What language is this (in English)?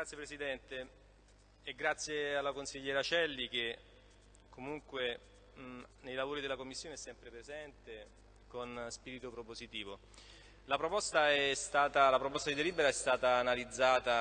Italian